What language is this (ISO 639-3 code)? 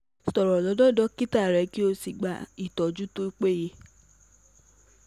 yor